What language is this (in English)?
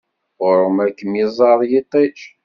Kabyle